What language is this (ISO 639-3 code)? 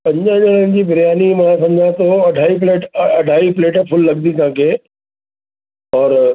snd